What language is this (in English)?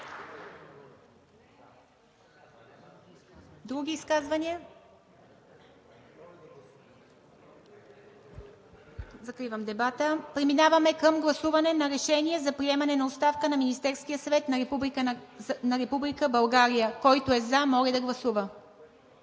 Bulgarian